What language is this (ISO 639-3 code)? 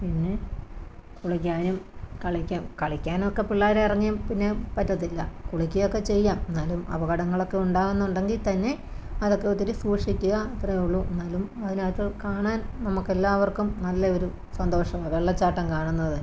mal